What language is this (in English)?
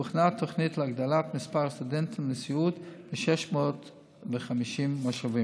Hebrew